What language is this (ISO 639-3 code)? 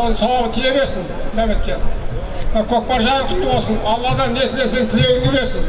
tur